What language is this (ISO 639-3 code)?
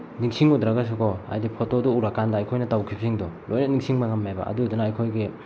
mni